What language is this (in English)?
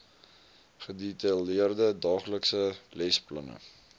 Afrikaans